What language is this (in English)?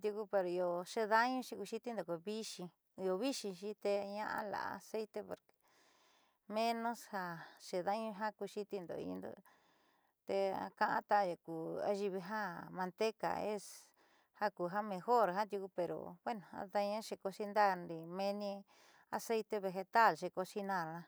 Southeastern Nochixtlán Mixtec